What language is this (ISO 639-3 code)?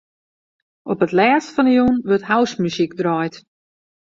fry